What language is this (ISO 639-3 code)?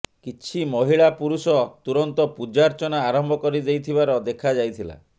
ori